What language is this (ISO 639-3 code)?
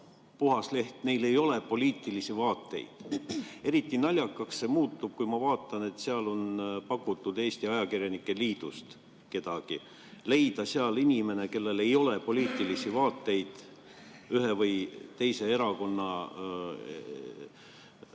est